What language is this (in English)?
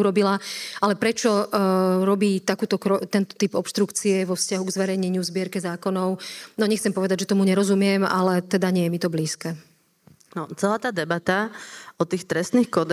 Slovak